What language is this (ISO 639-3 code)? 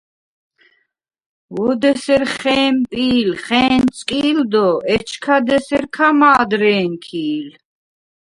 sva